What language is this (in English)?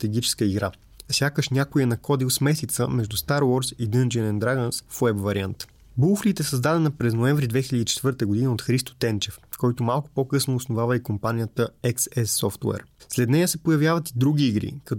Bulgarian